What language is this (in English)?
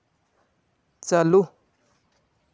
Santali